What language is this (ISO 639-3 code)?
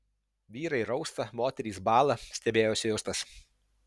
lit